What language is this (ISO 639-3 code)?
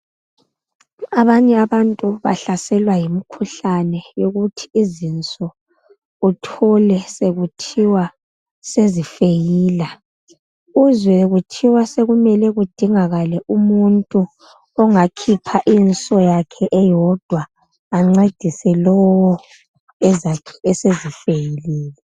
nde